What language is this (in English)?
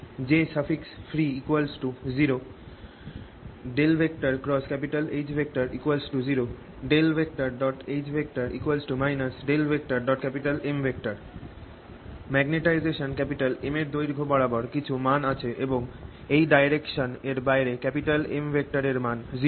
Bangla